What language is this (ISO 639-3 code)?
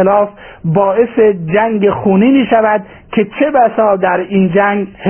fas